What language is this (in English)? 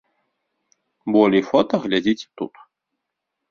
Belarusian